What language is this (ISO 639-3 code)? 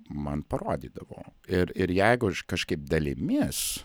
lit